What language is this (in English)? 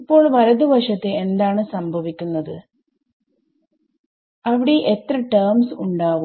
Malayalam